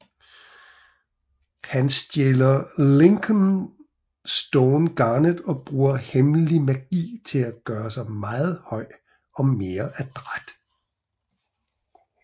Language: Danish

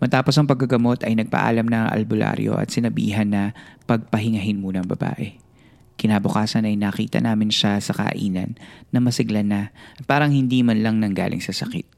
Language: Filipino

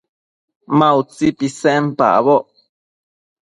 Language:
Matsés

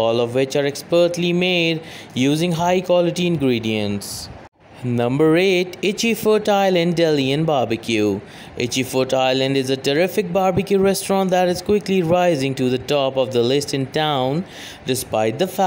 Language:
English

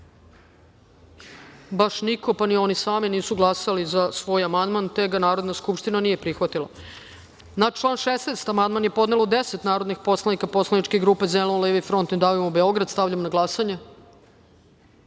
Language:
Serbian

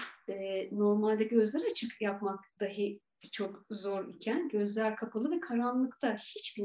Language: Turkish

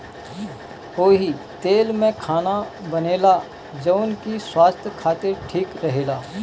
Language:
Bhojpuri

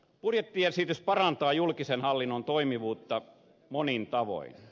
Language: Finnish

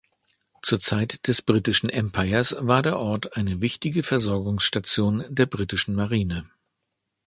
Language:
German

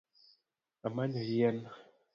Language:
Luo (Kenya and Tanzania)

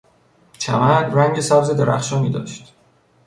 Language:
Persian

